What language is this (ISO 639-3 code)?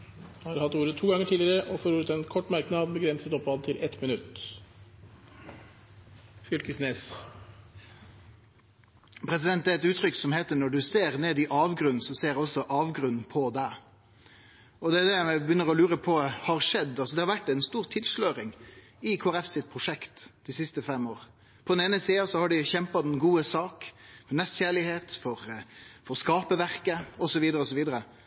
nor